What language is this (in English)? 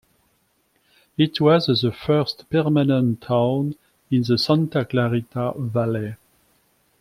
English